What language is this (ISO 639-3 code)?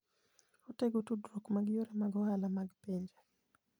luo